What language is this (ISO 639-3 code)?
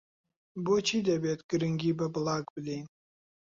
ckb